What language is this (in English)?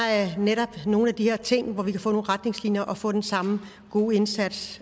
Danish